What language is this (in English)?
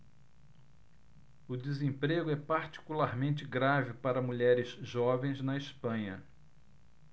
Portuguese